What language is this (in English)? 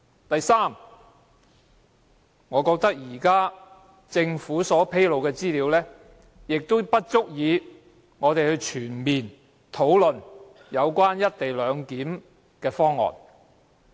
Cantonese